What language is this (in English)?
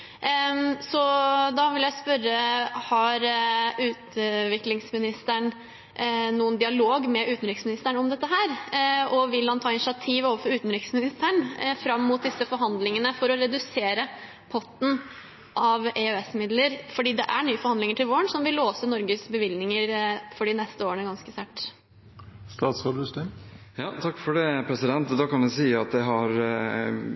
Norwegian Bokmål